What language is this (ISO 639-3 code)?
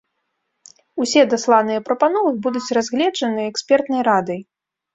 bel